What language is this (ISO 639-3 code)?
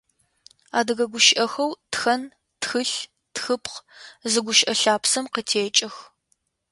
ady